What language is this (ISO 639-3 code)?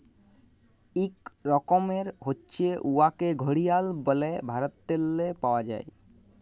ben